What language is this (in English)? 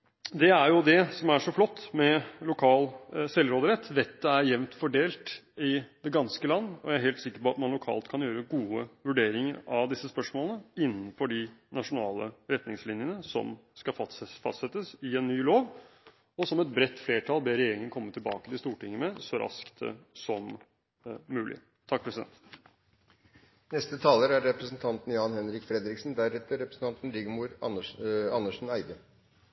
Norwegian Bokmål